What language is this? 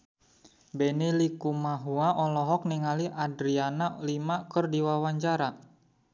Sundanese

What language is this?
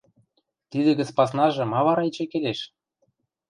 Western Mari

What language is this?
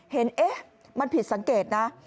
Thai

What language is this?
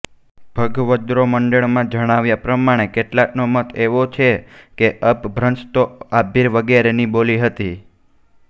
Gujarati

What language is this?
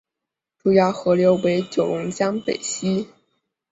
Chinese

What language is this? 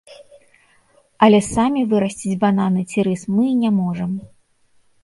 Belarusian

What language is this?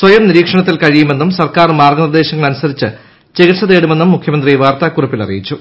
Malayalam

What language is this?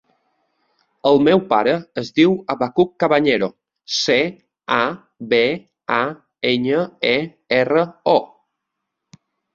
Catalan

